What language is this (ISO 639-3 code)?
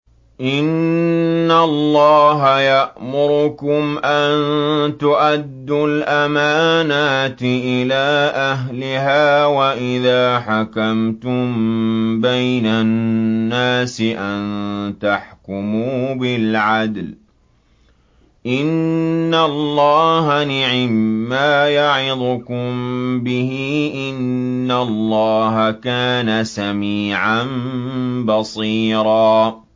ara